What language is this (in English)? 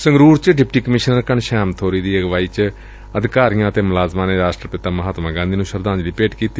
Punjabi